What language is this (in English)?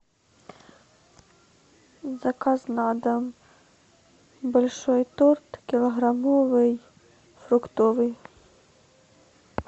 Russian